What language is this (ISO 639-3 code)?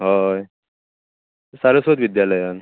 kok